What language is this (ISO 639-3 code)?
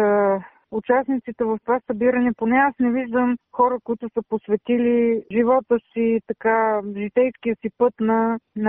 bul